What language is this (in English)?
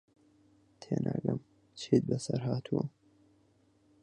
Central Kurdish